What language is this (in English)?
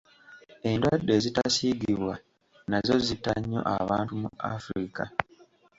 Ganda